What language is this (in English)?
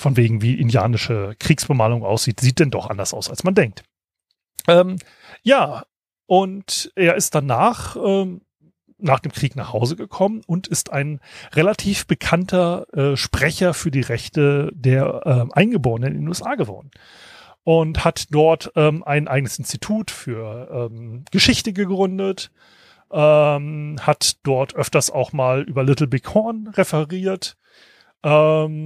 German